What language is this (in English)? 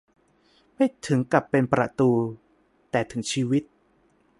Thai